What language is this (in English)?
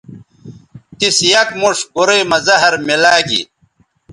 Bateri